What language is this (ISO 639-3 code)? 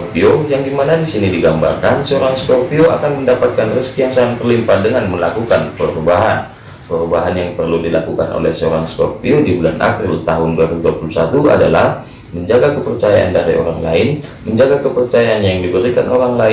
ind